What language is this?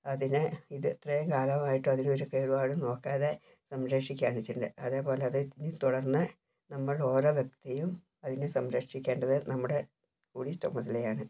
Malayalam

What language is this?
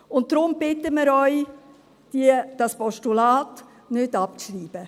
Swiss German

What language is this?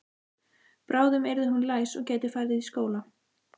Icelandic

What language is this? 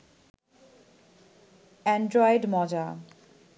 Bangla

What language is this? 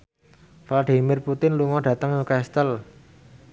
Javanese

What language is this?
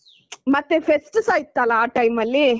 Kannada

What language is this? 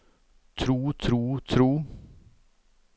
Norwegian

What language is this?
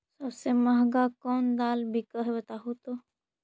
Magahi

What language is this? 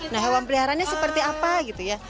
Indonesian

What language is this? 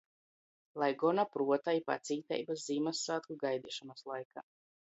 Latgalian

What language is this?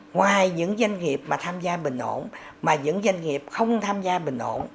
Vietnamese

